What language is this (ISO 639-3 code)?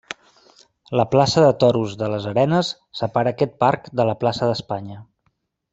cat